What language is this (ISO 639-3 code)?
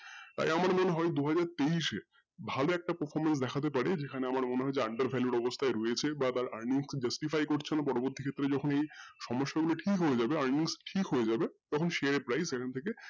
ben